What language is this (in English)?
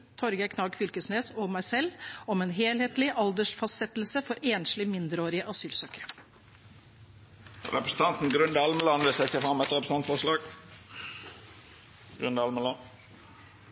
Norwegian